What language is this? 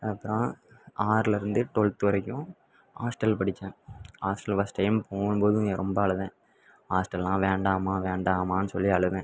Tamil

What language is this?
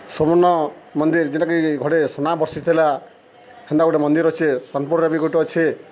Odia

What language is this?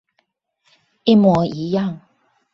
Chinese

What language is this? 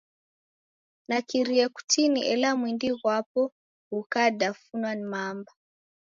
Taita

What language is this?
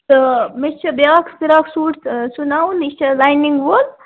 Kashmiri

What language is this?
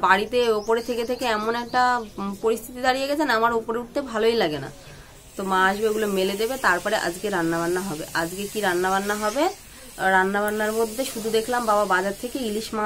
Arabic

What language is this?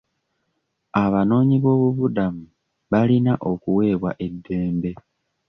Ganda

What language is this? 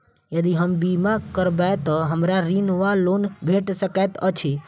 Maithili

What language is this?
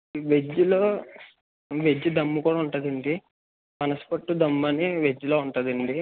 Telugu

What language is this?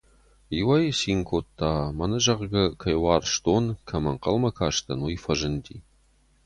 Ossetic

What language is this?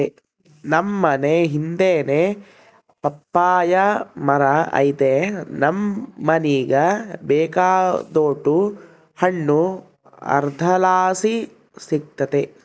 Kannada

